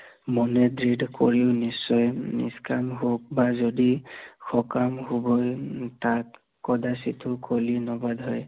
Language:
Assamese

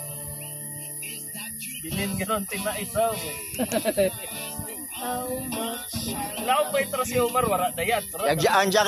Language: Filipino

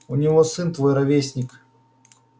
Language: Russian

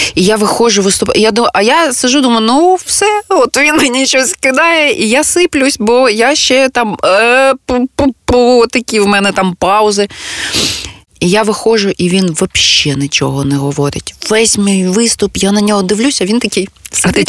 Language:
Ukrainian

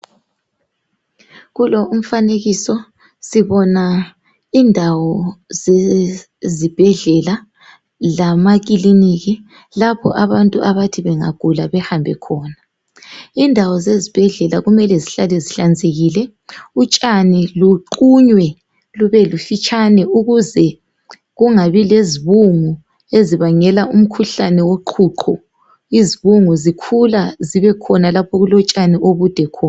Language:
North Ndebele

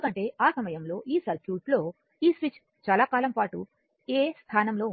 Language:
Telugu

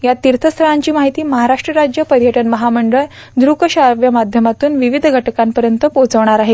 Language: Marathi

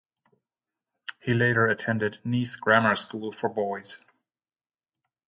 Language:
English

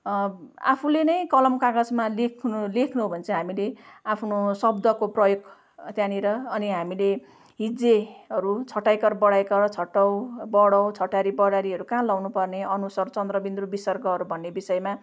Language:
Nepali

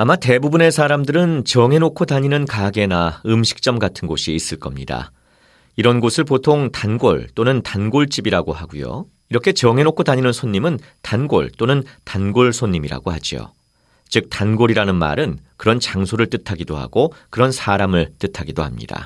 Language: Korean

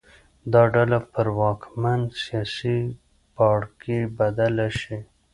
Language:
Pashto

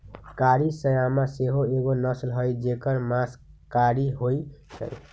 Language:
Magahi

